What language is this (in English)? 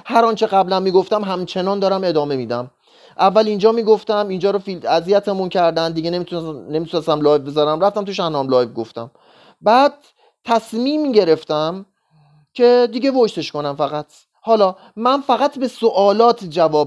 Persian